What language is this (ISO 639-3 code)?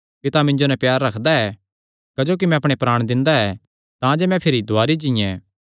xnr